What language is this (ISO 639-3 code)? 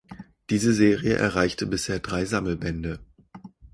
deu